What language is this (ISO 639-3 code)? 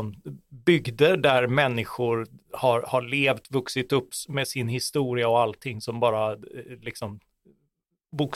swe